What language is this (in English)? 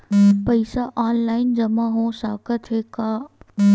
Chhattisgarhi